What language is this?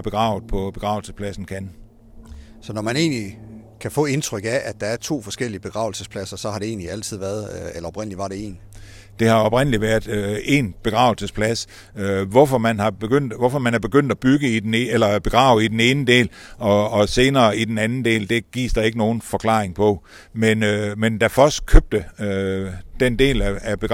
Danish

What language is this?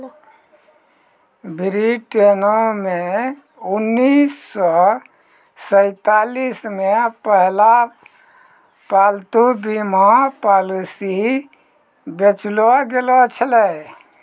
Maithili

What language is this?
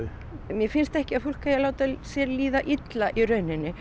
Icelandic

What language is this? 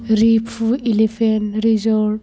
Bodo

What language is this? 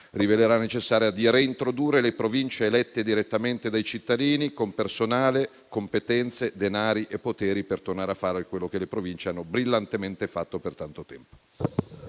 Italian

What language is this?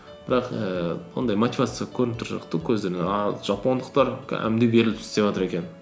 Kazakh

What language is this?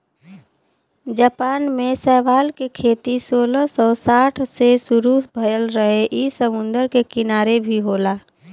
Bhojpuri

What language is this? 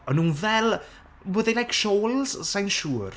Welsh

